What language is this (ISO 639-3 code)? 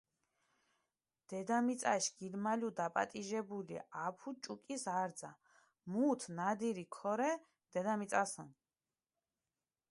xmf